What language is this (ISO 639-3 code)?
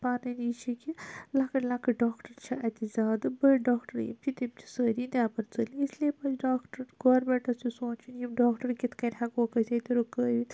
kas